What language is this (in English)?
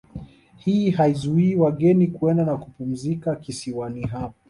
Swahili